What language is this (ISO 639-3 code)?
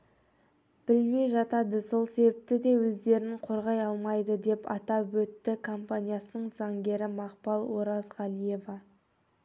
kaz